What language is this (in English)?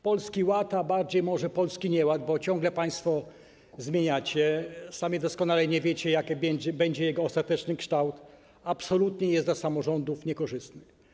Polish